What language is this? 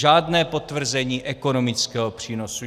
Czech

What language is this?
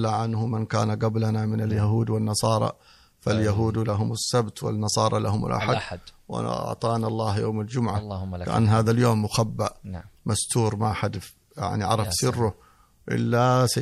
Arabic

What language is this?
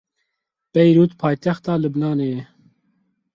Kurdish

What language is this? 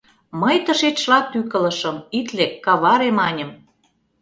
Mari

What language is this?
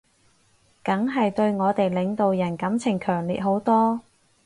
Cantonese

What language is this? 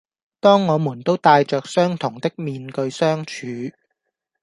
Cantonese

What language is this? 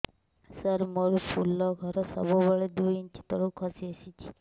Odia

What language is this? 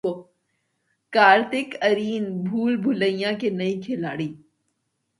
Urdu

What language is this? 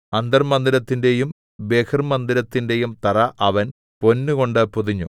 Malayalam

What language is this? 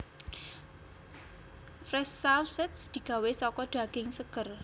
Javanese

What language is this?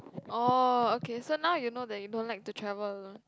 English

